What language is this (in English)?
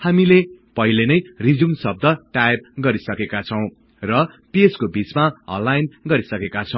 Nepali